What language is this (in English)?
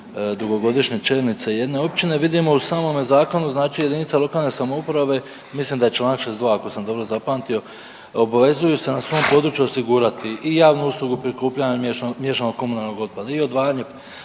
Croatian